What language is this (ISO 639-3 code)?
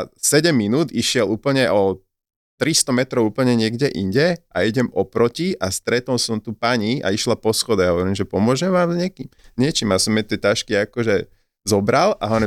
slk